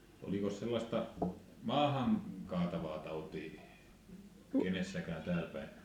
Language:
Finnish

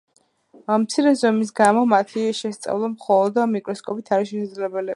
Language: Georgian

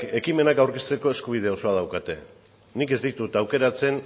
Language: Basque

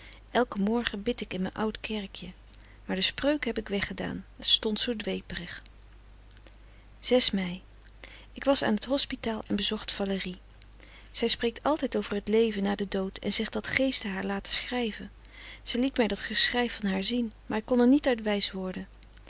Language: Dutch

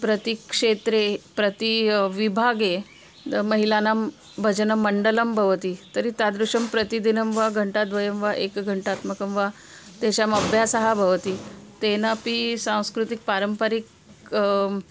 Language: Sanskrit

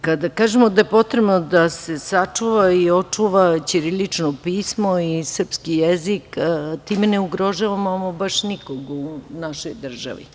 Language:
Serbian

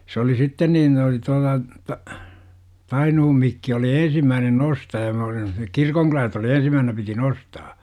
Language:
Finnish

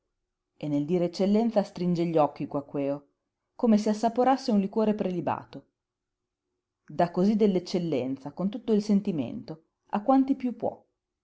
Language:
Italian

